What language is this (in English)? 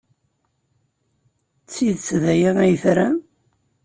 Kabyle